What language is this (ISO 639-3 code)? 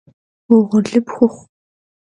kbd